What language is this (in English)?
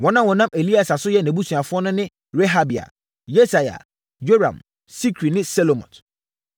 Akan